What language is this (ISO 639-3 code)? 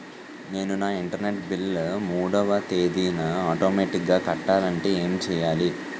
tel